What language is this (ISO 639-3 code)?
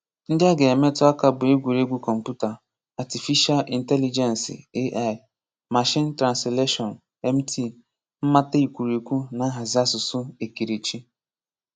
ibo